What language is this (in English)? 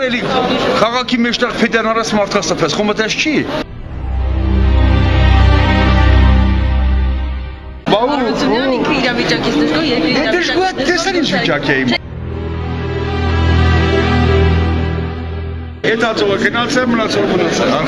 Turkish